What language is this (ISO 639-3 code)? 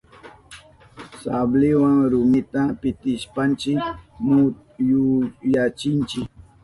qup